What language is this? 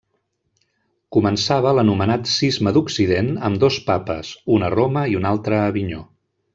Catalan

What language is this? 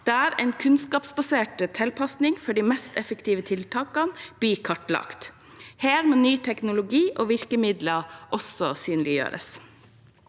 Norwegian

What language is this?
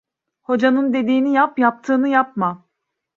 Turkish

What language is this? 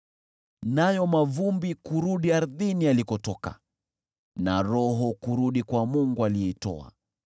Swahili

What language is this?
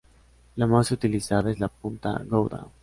Spanish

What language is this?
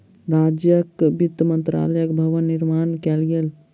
Maithili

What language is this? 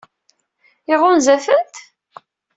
Kabyle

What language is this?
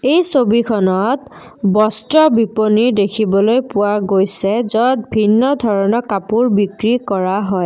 Assamese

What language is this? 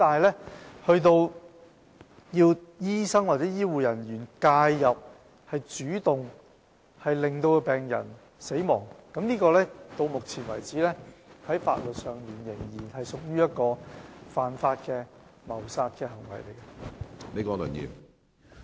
Cantonese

